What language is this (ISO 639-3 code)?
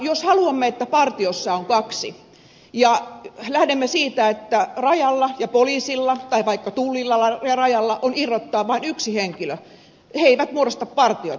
fin